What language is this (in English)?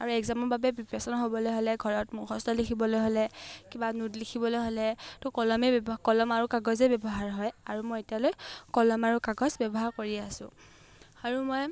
Assamese